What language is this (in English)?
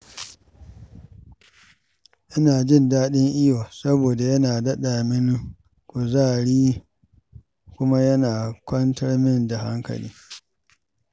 Hausa